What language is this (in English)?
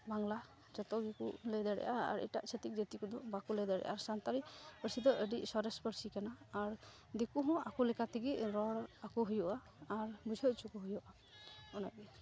Santali